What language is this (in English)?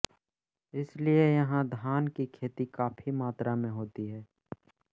Hindi